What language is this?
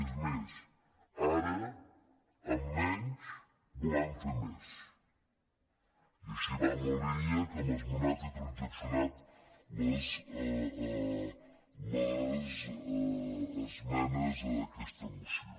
Catalan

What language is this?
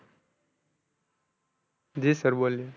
Gujarati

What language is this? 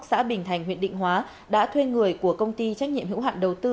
Vietnamese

